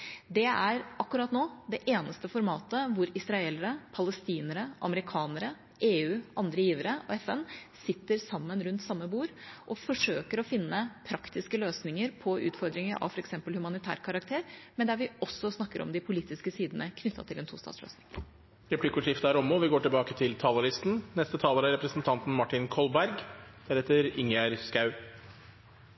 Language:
Norwegian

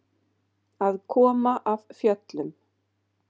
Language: Icelandic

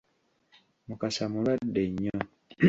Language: Ganda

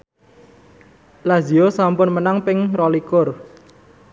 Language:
Javanese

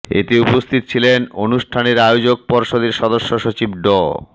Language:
Bangla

